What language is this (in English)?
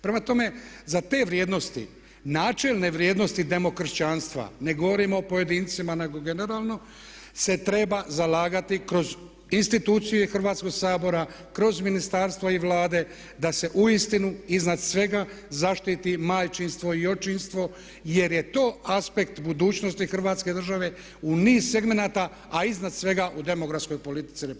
Croatian